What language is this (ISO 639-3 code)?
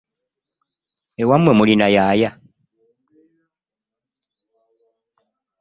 lug